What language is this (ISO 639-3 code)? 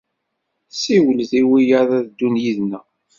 kab